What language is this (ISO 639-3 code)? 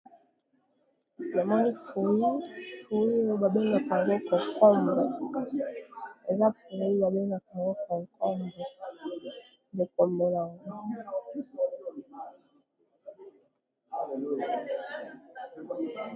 lin